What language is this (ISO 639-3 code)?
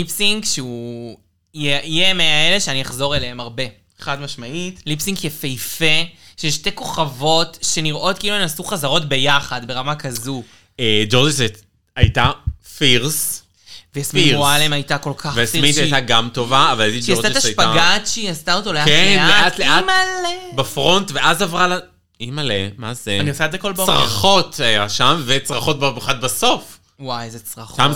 heb